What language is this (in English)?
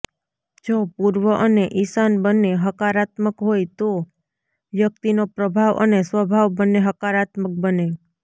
Gujarati